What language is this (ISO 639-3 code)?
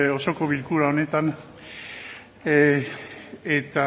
eus